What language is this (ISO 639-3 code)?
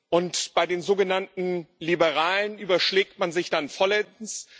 deu